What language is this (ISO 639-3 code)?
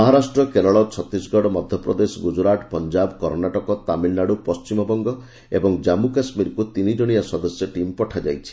ori